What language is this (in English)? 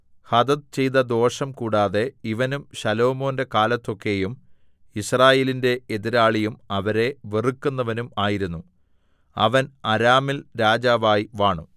Malayalam